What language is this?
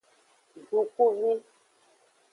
Aja (Benin)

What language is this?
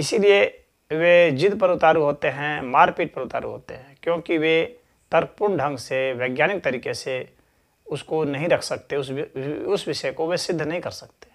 Hindi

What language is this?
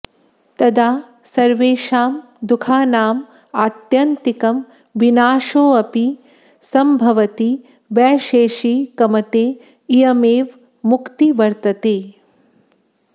Sanskrit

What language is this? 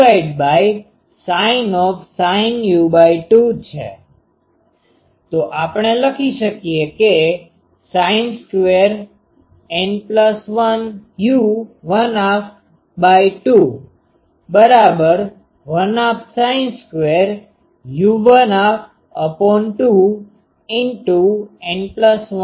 Gujarati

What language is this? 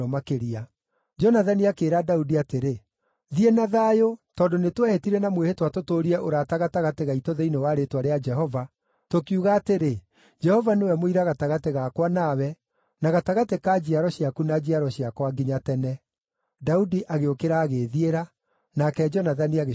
Kikuyu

